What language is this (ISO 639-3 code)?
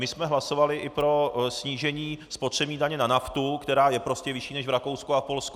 ces